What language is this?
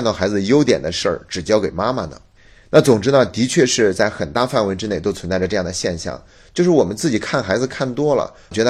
Chinese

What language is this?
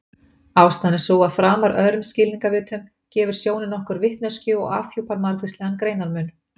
Icelandic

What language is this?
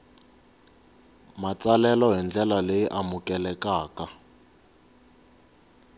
Tsonga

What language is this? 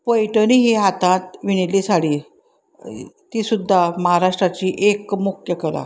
Konkani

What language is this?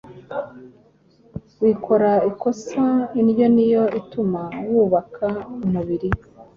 Kinyarwanda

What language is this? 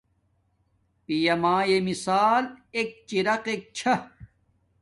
Domaaki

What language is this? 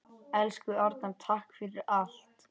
Icelandic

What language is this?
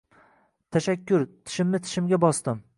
Uzbek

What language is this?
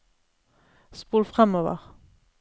Norwegian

